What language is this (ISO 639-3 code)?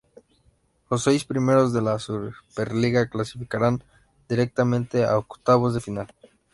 spa